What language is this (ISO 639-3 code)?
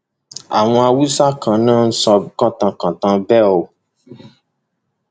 yor